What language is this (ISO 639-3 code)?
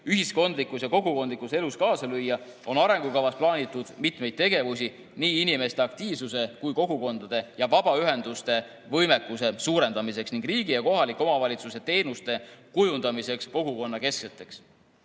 est